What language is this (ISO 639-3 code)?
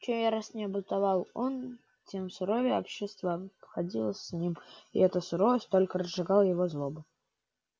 rus